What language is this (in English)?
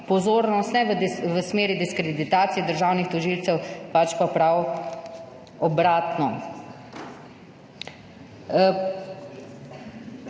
Slovenian